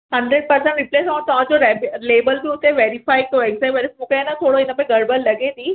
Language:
Sindhi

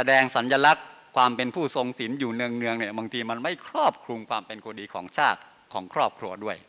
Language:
Thai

